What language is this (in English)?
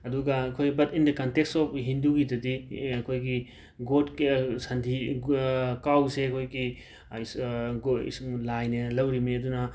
Manipuri